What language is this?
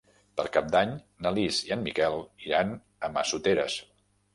Catalan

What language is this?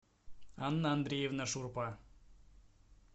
Russian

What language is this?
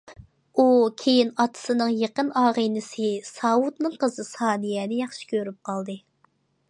Uyghur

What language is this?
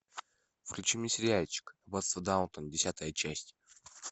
Russian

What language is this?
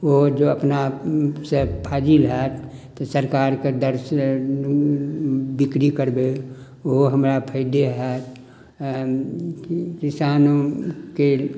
Maithili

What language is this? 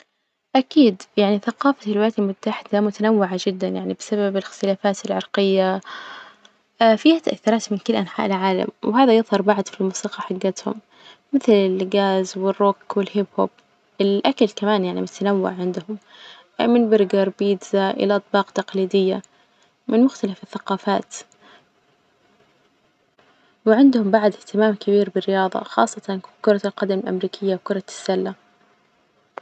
Najdi Arabic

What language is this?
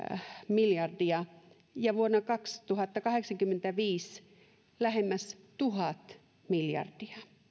Finnish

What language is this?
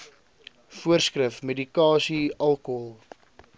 Afrikaans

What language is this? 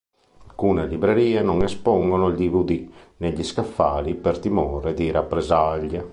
Italian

